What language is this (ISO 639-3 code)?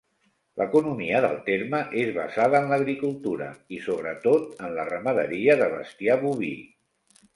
cat